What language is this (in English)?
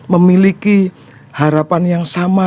Indonesian